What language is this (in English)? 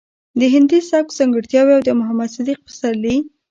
Pashto